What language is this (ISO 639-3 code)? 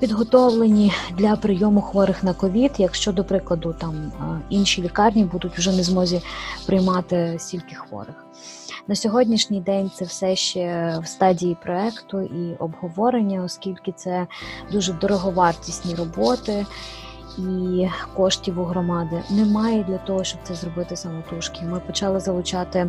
ukr